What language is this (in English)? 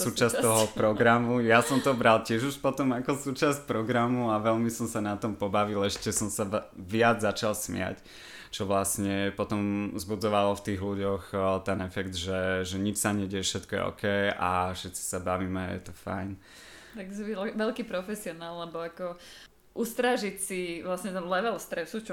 Slovak